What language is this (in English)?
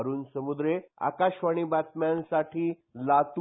Marathi